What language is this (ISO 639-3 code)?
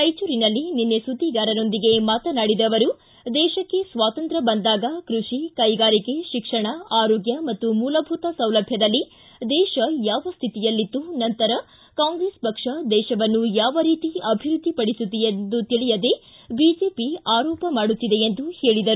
kan